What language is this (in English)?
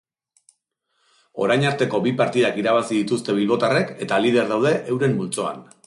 Basque